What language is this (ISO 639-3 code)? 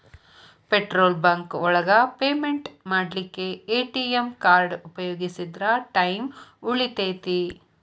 kan